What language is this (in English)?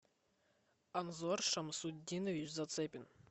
Russian